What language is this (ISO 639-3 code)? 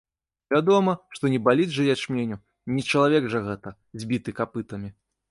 bel